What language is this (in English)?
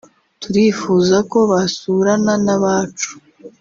Kinyarwanda